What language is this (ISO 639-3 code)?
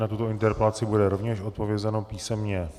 ces